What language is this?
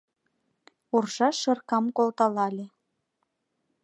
Mari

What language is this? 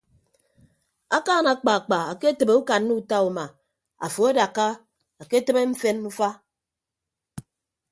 Ibibio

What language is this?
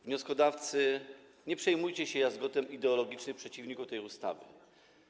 Polish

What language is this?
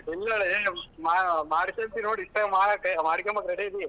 Kannada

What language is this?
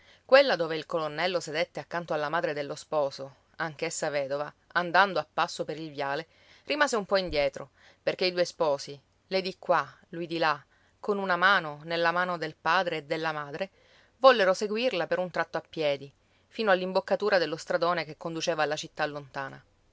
Italian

